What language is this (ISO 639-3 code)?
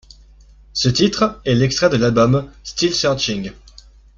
fra